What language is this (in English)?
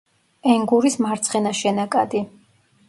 Georgian